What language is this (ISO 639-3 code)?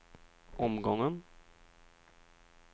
swe